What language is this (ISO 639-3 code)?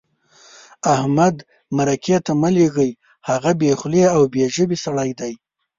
pus